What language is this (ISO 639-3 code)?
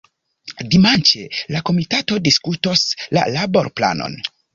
epo